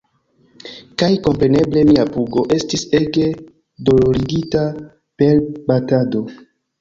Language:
Esperanto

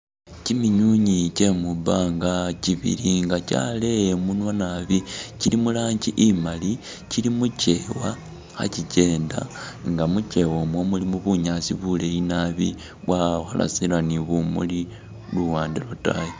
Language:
Masaaba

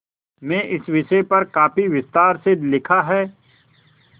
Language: Hindi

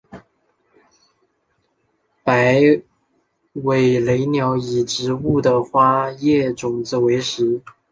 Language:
Chinese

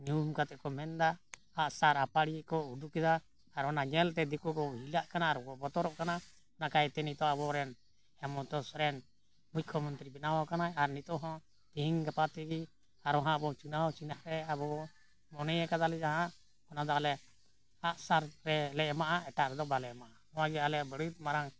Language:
Santali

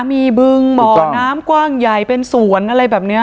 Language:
Thai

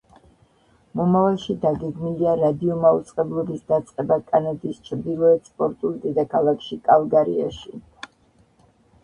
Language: Georgian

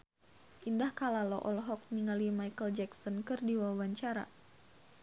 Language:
Sundanese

